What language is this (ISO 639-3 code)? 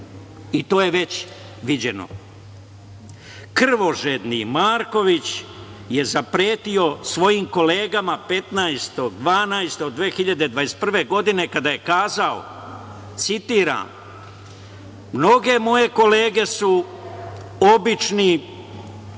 srp